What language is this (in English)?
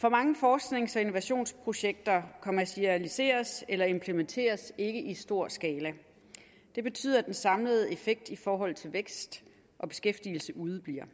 Danish